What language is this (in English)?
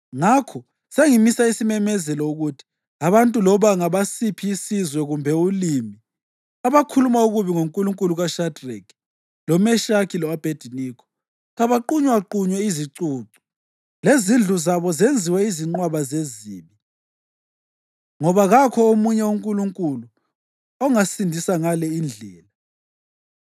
North Ndebele